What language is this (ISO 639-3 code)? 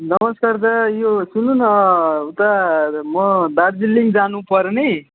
nep